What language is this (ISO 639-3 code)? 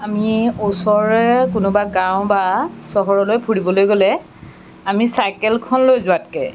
asm